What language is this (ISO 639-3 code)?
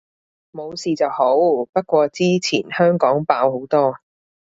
yue